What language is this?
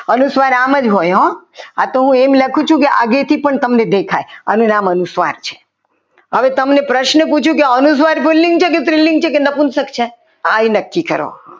Gujarati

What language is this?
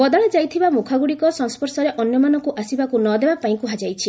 Odia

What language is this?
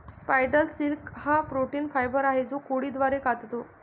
Marathi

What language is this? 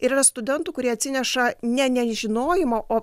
Lithuanian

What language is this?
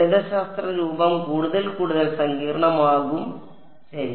Malayalam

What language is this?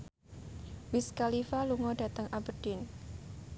Javanese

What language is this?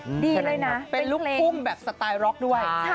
Thai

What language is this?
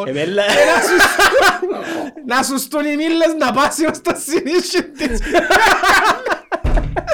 Greek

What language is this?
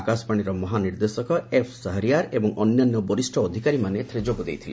Odia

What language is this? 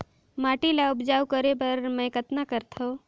Chhattisgarhi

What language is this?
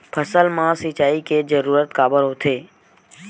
Chhattisgarhi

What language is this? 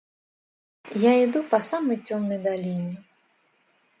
Russian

